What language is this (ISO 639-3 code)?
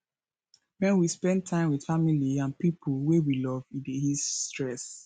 pcm